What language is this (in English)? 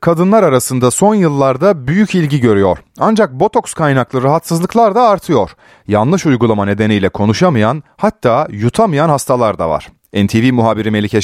Turkish